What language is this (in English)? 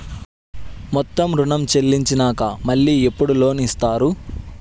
Telugu